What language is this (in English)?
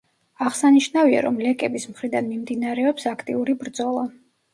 Georgian